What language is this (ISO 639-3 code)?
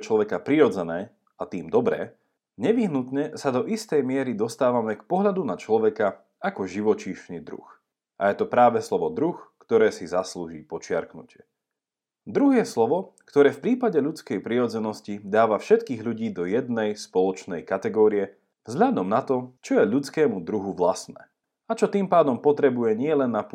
slk